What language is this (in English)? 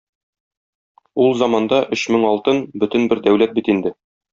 Tatar